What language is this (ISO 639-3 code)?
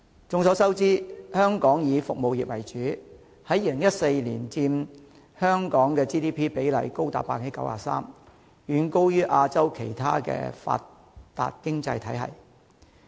yue